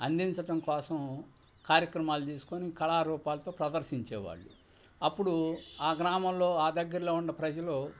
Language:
Telugu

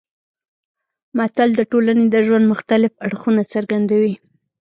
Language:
Pashto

